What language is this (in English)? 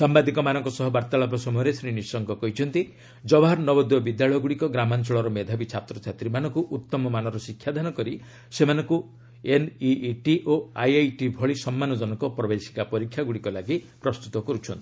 Odia